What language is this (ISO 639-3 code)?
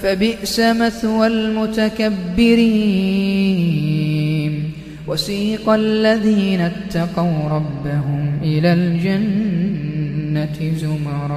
ara